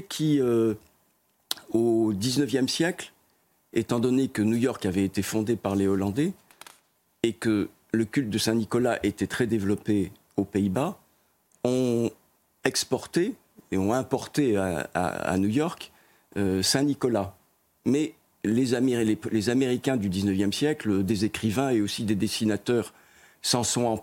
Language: French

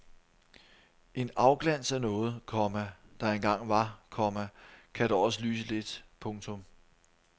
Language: Danish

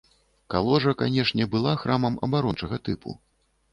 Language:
Belarusian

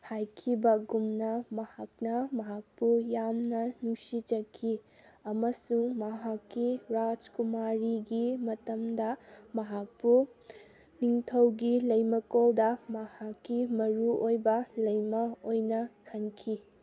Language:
Manipuri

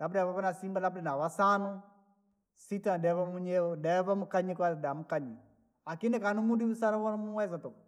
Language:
Langi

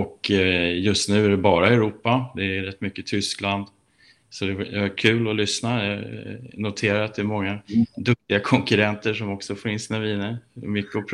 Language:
Swedish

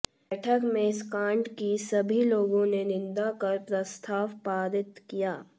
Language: Hindi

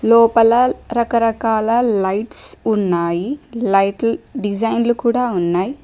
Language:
Telugu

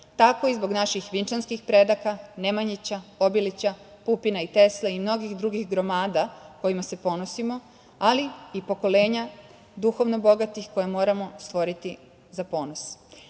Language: Serbian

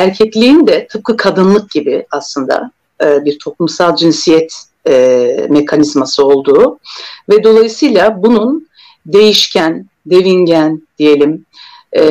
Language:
Turkish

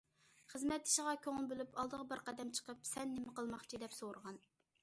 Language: Uyghur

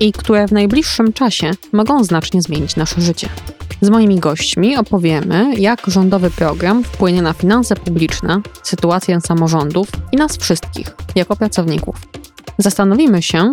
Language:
Polish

